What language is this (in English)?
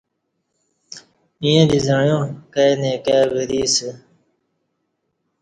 Kati